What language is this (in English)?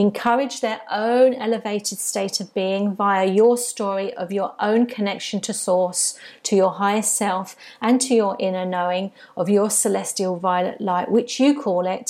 English